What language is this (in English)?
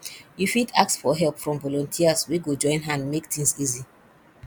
Nigerian Pidgin